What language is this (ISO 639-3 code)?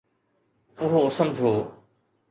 snd